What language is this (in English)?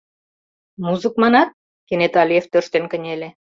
Mari